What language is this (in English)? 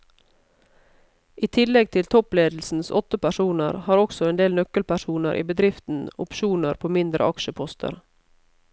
Norwegian